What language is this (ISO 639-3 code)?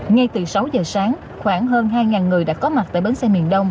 vie